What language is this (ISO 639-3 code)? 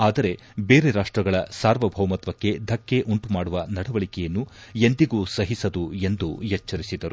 kan